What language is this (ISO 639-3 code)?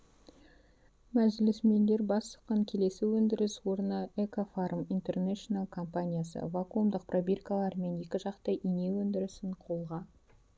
kaz